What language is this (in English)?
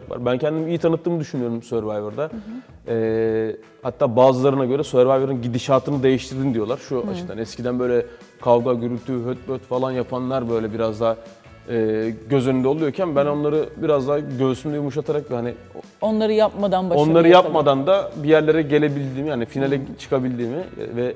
Turkish